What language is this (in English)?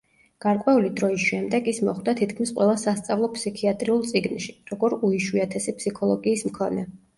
Georgian